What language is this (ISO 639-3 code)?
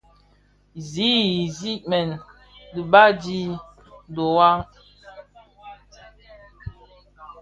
ksf